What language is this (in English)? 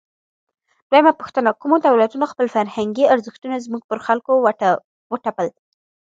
Pashto